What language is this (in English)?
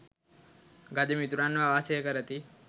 Sinhala